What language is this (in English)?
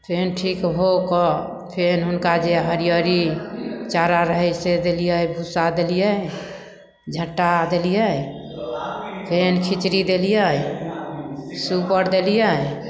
Maithili